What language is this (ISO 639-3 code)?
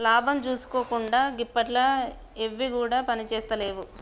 tel